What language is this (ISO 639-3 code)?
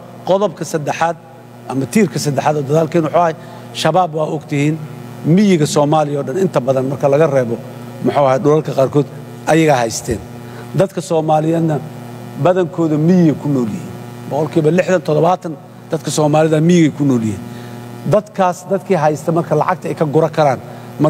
ara